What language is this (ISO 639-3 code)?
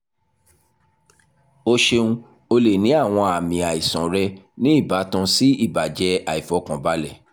yor